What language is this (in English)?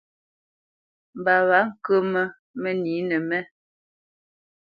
Bamenyam